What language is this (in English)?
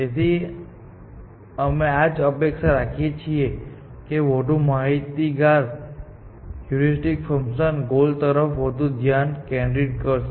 Gujarati